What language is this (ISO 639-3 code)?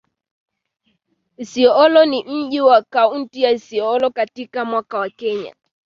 swa